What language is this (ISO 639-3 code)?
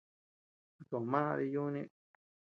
cux